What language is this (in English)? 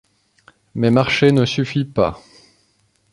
French